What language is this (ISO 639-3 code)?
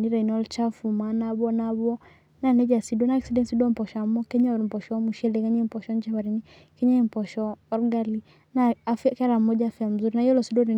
mas